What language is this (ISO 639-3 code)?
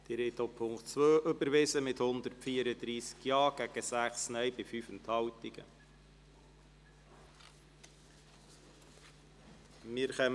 gsw